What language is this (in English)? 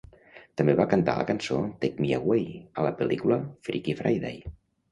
Catalan